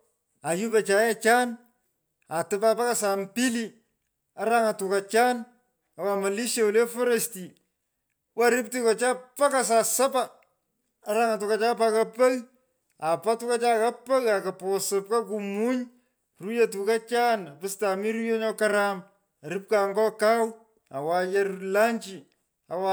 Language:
Pökoot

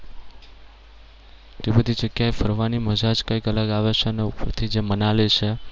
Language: Gujarati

